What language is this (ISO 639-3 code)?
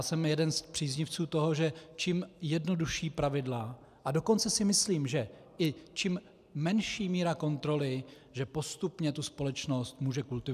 ces